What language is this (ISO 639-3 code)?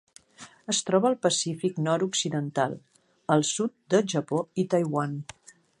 cat